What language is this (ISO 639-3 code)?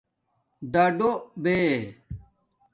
dmk